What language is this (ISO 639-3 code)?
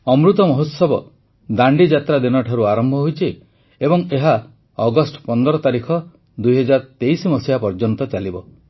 ori